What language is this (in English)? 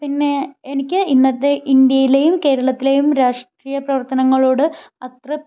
Malayalam